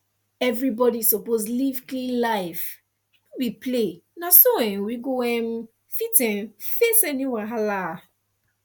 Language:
Nigerian Pidgin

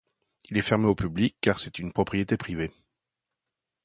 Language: French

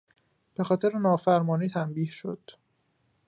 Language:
Persian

